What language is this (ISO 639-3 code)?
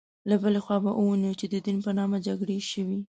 pus